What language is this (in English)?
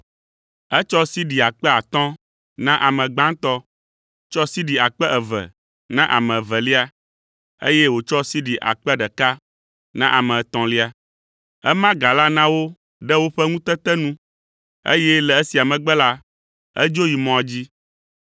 Ewe